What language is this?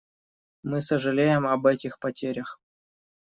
Russian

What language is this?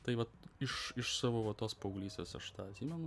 Lithuanian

